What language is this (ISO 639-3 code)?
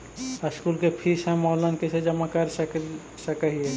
mag